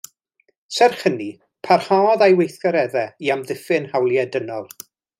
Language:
Welsh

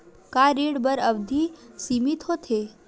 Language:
Chhattisgarhi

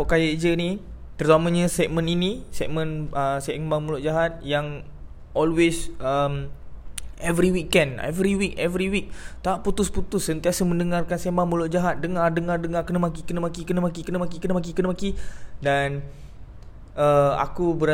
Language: Malay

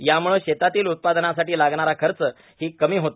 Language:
Marathi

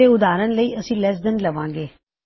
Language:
Punjabi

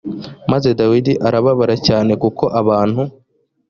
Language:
Kinyarwanda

